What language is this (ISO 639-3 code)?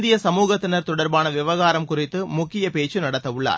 tam